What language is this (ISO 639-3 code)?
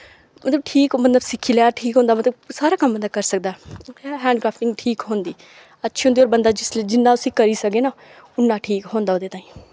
doi